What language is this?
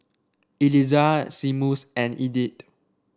English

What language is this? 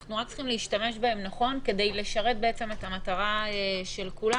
Hebrew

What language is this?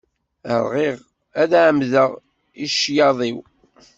Kabyle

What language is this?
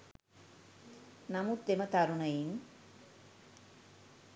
Sinhala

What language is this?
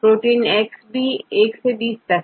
Hindi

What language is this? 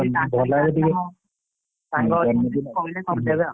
Odia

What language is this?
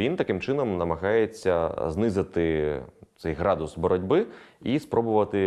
Ukrainian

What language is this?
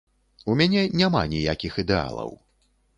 Belarusian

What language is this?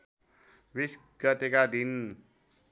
Nepali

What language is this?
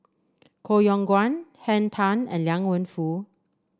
English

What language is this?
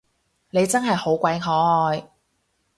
Cantonese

